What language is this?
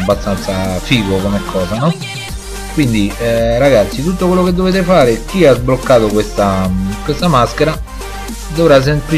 Italian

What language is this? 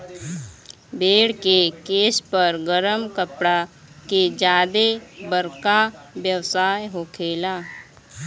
Bhojpuri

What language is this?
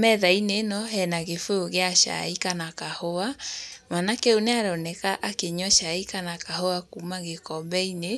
Kikuyu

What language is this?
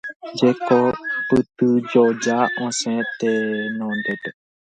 Guarani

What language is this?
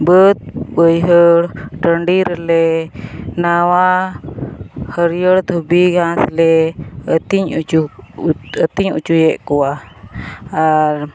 Santali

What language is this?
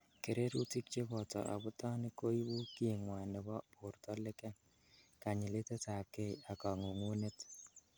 Kalenjin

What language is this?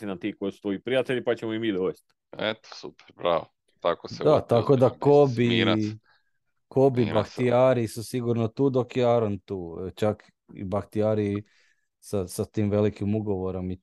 Croatian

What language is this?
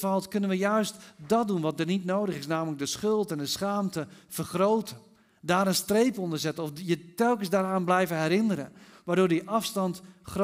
Dutch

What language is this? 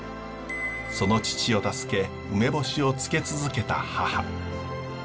Japanese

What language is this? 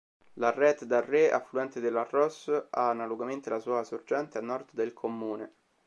Italian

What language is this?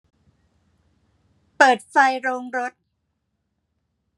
Thai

